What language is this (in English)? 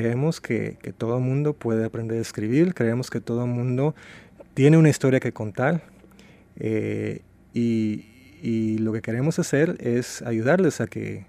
Spanish